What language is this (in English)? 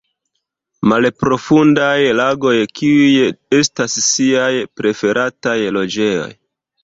Esperanto